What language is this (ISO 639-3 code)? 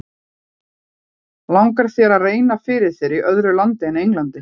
isl